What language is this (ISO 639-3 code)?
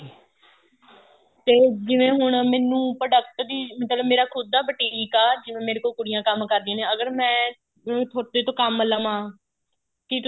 pan